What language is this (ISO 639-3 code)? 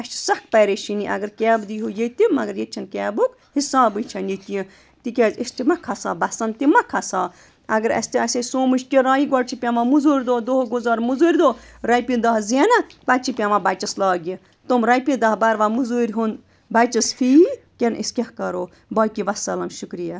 kas